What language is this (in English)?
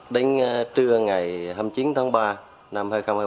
Vietnamese